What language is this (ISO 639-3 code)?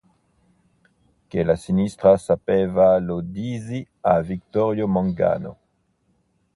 ita